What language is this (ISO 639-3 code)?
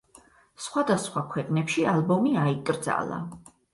kat